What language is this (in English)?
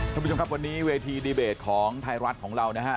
Thai